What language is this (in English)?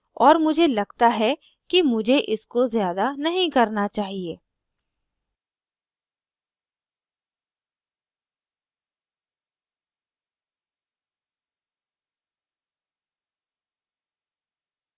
Hindi